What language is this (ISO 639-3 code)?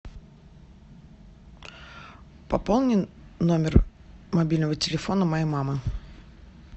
rus